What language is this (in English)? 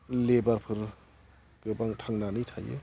Bodo